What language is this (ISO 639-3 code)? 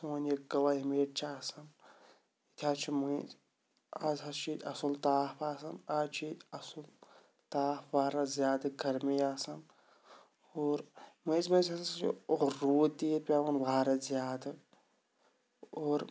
kas